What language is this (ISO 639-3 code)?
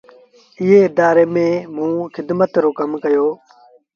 sbn